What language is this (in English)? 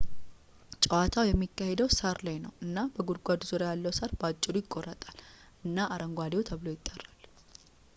Amharic